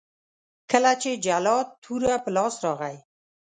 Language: Pashto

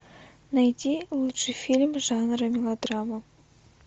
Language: Russian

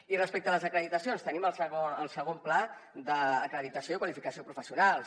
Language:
Catalan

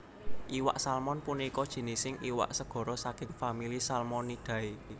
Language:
Javanese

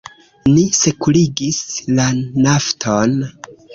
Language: Esperanto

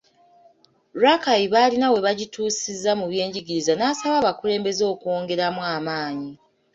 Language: Ganda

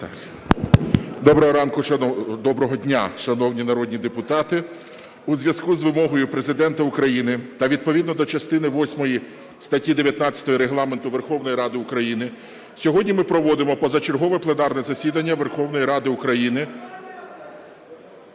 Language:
Ukrainian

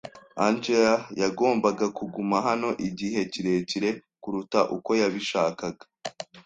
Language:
Kinyarwanda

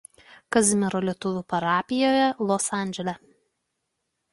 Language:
Lithuanian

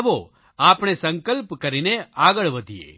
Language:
Gujarati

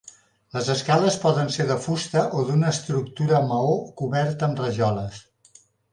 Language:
Catalan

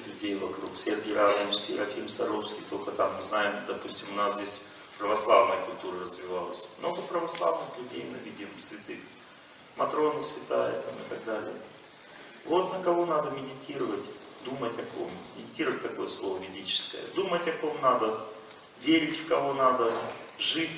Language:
Russian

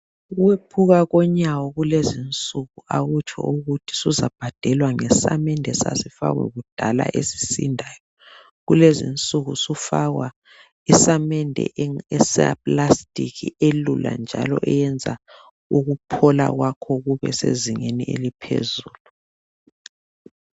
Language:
North Ndebele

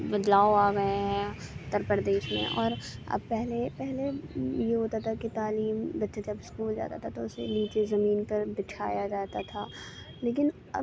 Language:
Urdu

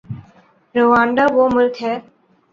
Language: Urdu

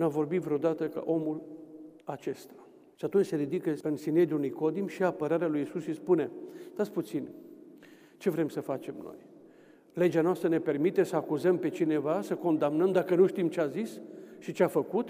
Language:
Romanian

